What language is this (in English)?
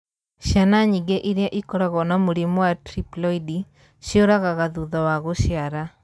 Kikuyu